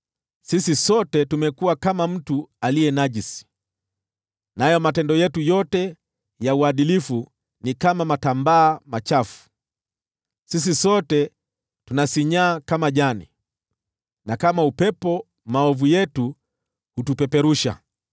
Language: Swahili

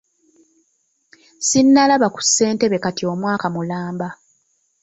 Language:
Ganda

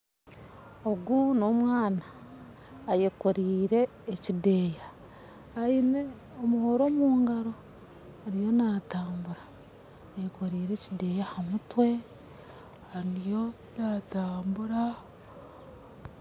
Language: Nyankole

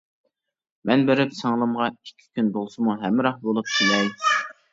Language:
Uyghur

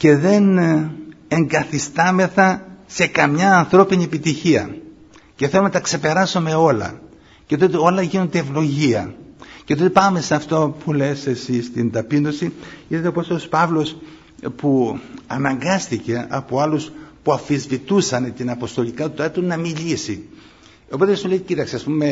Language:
Greek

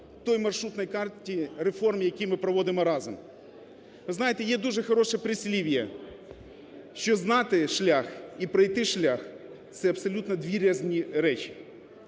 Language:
Ukrainian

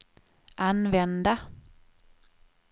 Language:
Swedish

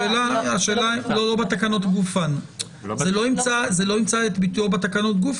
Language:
Hebrew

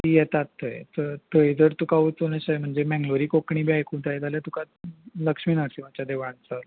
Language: Konkani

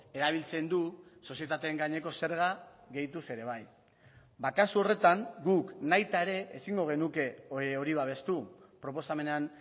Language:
Basque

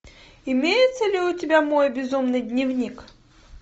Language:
Russian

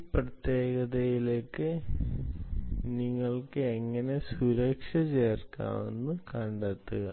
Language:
Malayalam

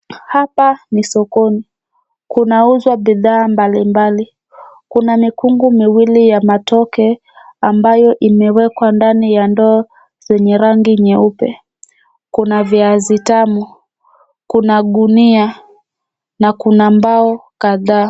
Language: Swahili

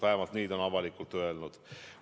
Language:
Estonian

